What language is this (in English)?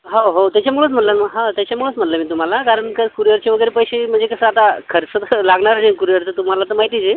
Marathi